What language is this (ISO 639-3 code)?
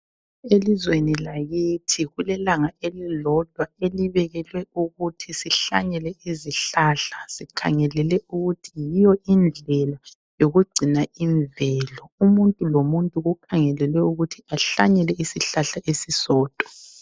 nde